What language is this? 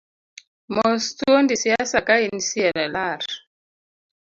Luo (Kenya and Tanzania)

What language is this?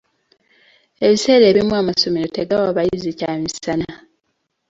Ganda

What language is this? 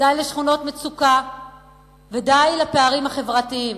Hebrew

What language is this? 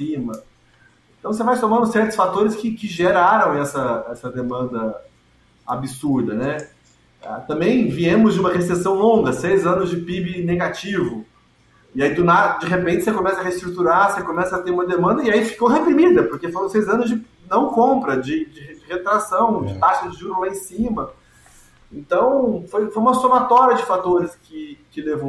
Portuguese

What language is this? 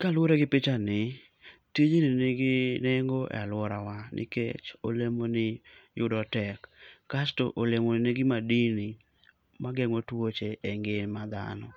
Luo (Kenya and Tanzania)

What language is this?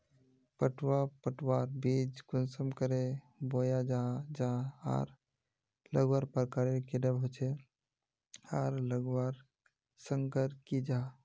Magahi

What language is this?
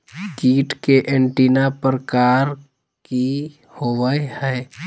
Magahi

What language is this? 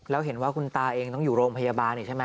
Thai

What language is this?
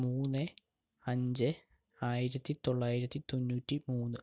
Malayalam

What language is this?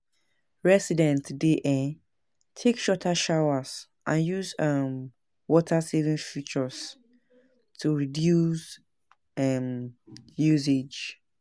Nigerian Pidgin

